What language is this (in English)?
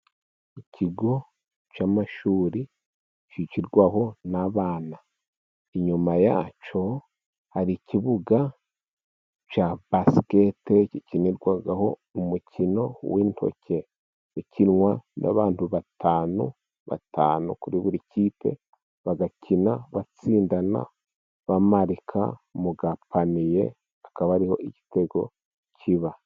Kinyarwanda